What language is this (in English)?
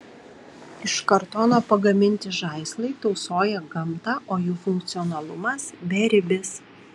Lithuanian